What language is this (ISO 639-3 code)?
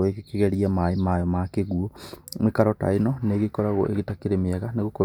kik